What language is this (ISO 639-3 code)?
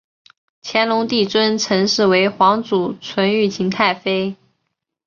zho